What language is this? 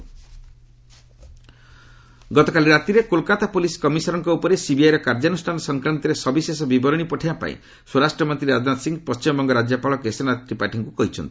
Odia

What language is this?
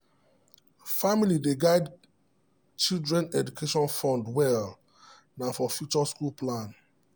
Nigerian Pidgin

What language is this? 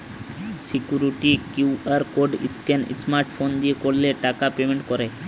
Bangla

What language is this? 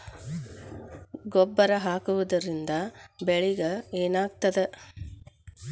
Kannada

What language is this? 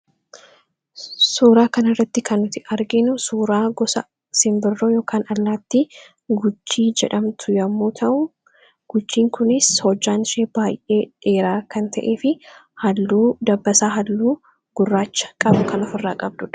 Oromo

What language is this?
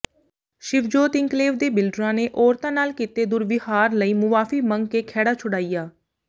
Punjabi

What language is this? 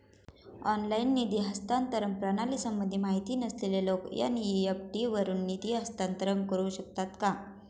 Marathi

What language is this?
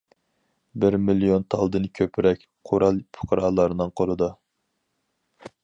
Uyghur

